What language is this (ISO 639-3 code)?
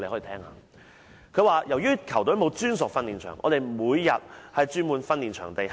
yue